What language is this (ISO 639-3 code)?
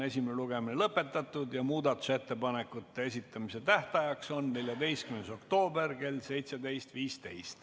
est